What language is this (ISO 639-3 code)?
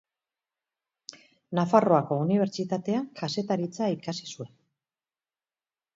eus